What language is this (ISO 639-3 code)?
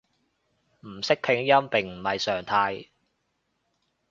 yue